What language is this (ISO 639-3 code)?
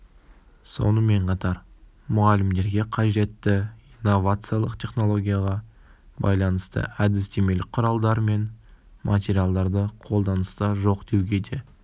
kaz